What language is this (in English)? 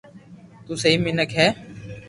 Loarki